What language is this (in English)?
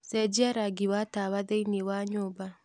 Kikuyu